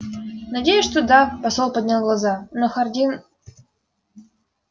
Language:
Russian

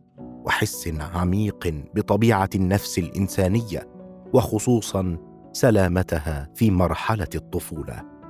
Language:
Arabic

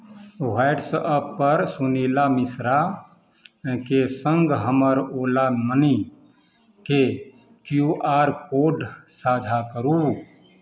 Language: Maithili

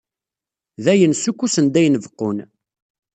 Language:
Kabyle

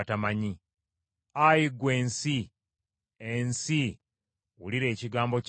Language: Ganda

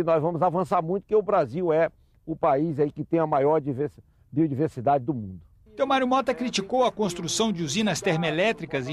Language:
Portuguese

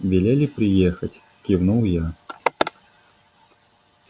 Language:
Russian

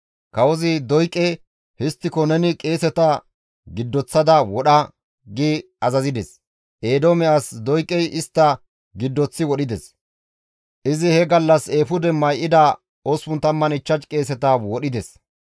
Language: Gamo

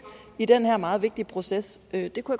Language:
Danish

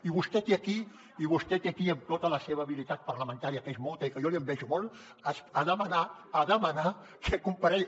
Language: Catalan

